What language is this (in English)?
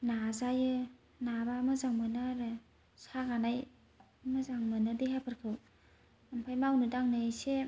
Bodo